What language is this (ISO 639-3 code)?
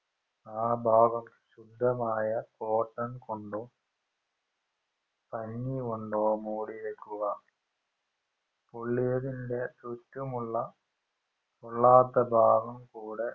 mal